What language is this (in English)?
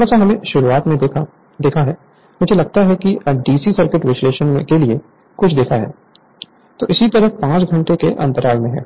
Hindi